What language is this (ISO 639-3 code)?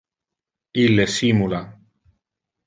ina